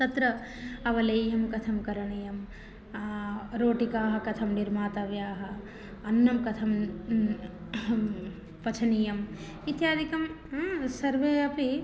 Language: Sanskrit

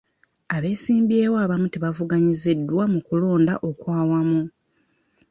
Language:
Ganda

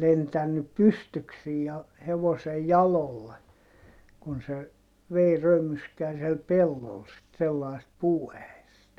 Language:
Finnish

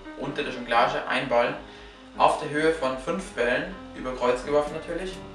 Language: German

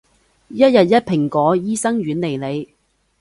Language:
Cantonese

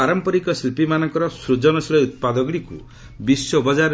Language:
Odia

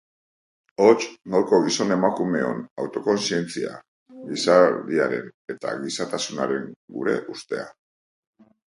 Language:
Basque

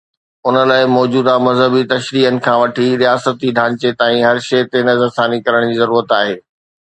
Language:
Sindhi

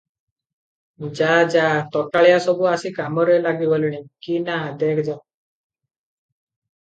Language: Odia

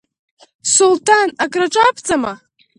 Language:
Abkhazian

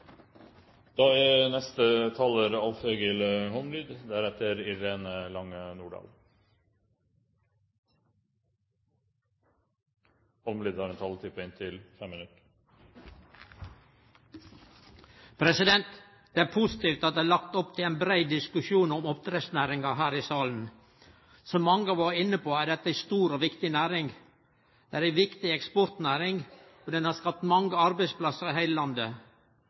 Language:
Norwegian Nynorsk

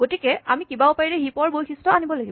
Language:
Assamese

